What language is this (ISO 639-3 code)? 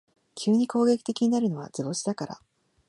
jpn